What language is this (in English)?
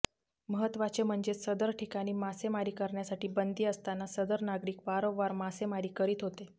Marathi